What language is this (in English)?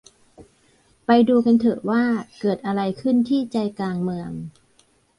Thai